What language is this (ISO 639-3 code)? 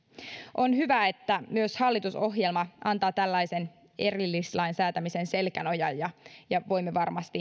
fin